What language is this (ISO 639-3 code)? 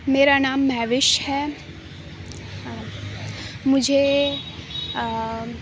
urd